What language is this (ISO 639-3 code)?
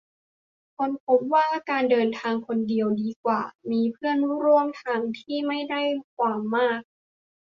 tha